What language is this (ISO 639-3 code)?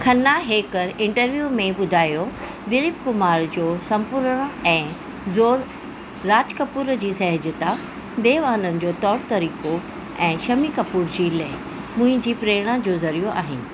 snd